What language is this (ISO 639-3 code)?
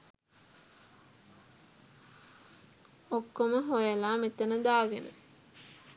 sin